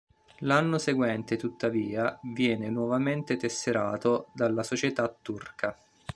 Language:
Italian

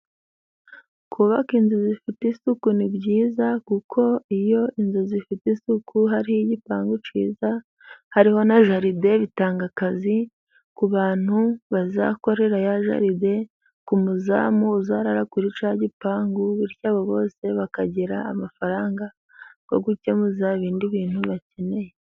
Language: Kinyarwanda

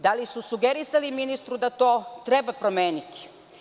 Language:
Serbian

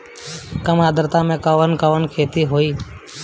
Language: Bhojpuri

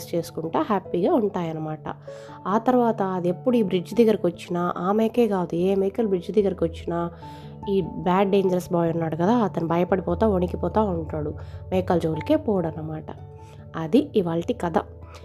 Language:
Telugu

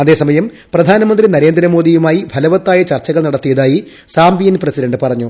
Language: Malayalam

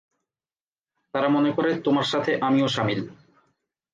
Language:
Bangla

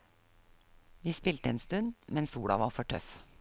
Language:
Norwegian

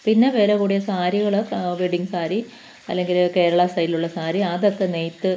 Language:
Malayalam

